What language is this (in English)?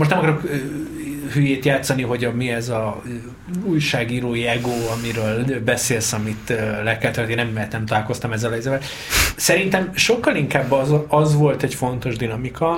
Hungarian